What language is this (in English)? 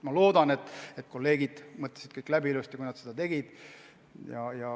Estonian